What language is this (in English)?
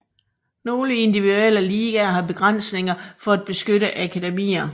Danish